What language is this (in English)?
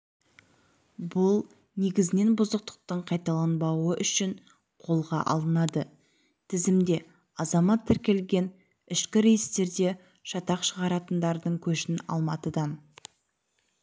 Kazakh